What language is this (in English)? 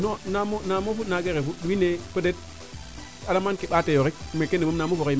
Serer